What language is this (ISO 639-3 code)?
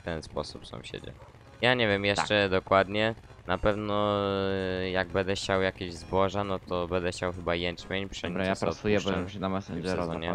pol